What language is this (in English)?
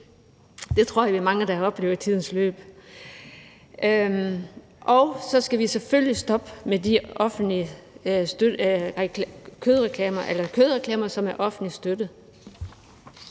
Danish